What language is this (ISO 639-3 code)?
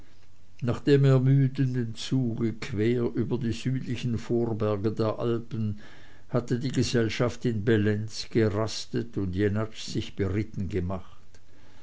deu